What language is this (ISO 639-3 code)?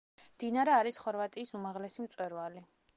kat